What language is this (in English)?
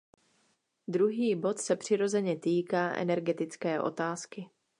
Czech